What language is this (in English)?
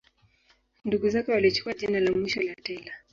Swahili